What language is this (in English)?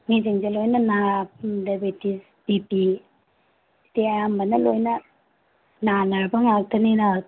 Manipuri